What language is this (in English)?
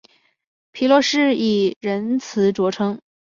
Chinese